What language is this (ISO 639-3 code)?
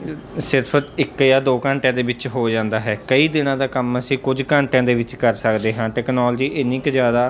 pan